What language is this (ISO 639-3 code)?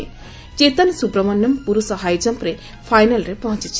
ori